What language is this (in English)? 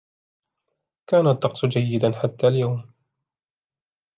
Arabic